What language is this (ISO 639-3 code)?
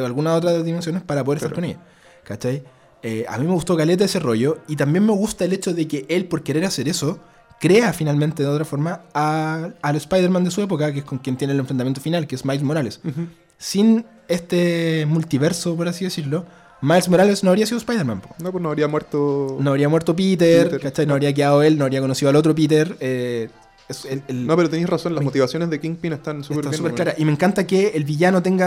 spa